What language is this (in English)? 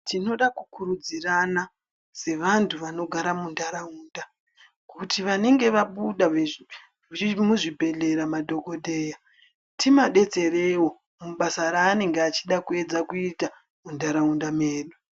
Ndau